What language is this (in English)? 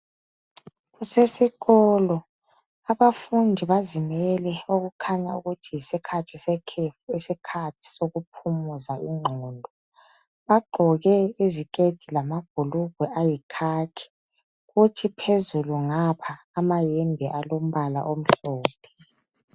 North Ndebele